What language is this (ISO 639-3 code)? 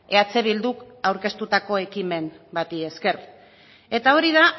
eus